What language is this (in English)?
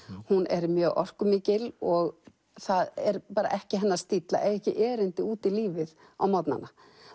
Icelandic